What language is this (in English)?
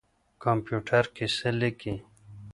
Pashto